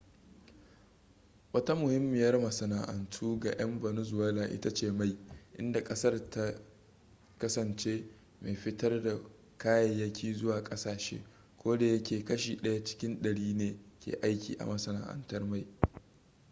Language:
Hausa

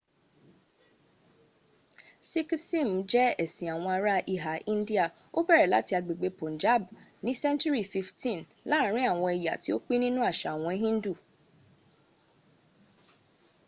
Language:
Yoruba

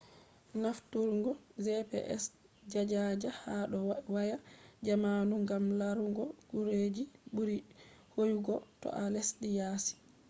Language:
Fula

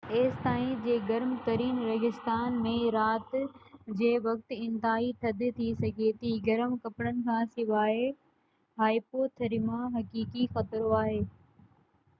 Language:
Sindhi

